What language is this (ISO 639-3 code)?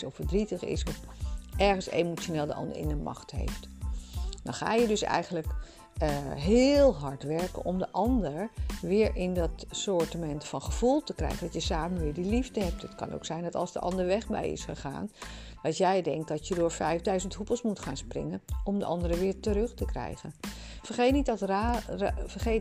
nld